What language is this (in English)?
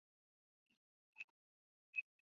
Chinese